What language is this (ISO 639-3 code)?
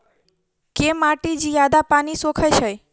mai